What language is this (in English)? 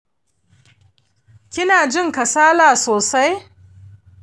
Hausa